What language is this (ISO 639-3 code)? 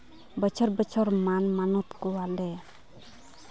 sat